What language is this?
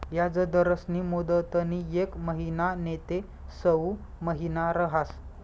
Marathi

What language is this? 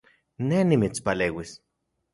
Central Puebla Nahuatl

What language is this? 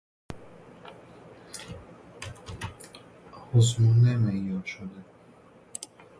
Persian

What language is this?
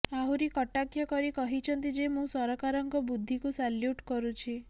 Odia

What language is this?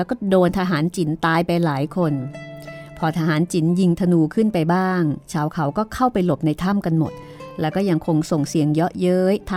Thai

